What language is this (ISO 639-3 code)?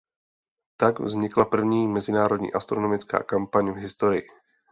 ces